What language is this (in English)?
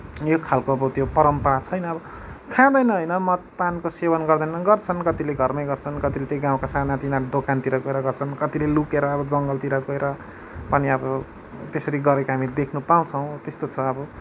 Nepali